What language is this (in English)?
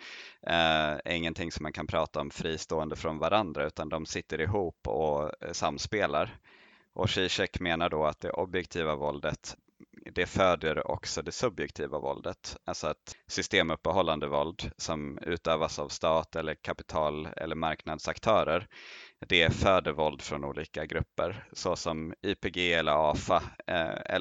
Swedish